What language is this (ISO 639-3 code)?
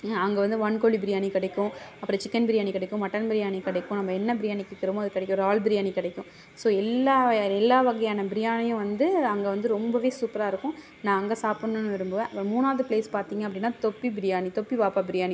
tam